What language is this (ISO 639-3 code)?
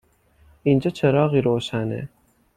fas